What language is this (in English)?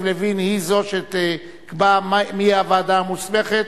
Hebrew